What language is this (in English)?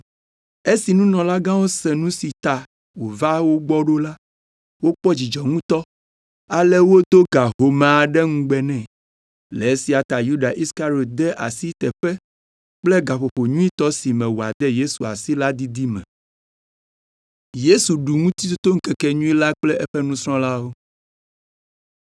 Ewe